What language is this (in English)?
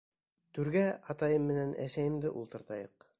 Bashkir